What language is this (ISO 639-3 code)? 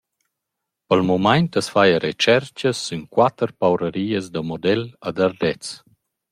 roh